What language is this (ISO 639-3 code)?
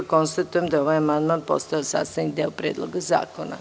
srp